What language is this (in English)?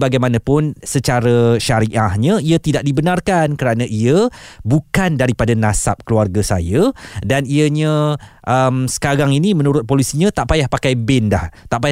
Malay